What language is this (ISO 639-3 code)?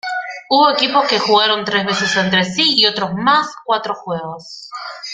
spa